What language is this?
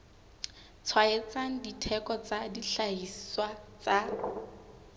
Southern Sotho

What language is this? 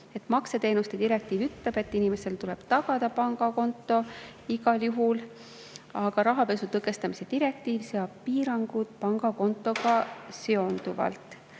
Estonian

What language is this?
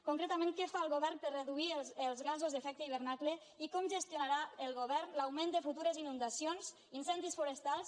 Catalan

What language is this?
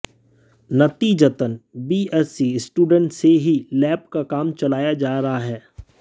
Hindi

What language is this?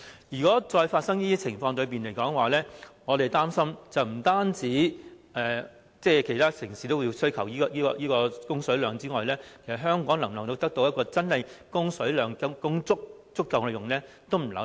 Cantonese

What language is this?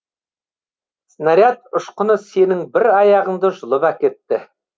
Kazakh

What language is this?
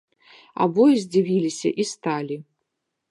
Belarusian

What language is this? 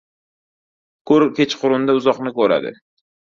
Uzbek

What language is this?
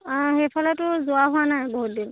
Assamese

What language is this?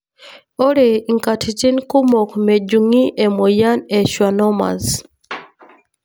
Masai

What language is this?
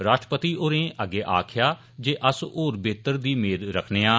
Dogri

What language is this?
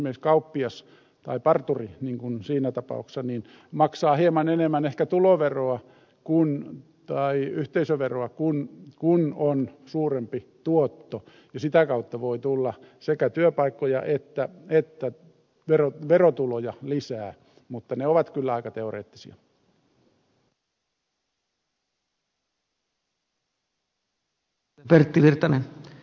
Finnish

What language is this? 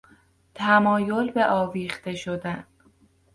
Persian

